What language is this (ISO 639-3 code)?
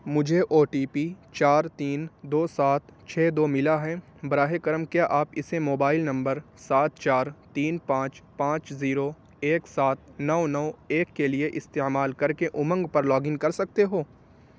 urd